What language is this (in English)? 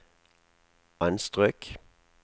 Norwegian